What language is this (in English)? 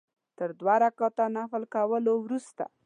Pashto